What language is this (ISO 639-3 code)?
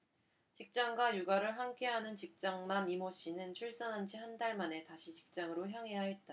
kor